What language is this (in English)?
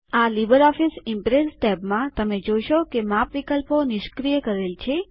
Gujarati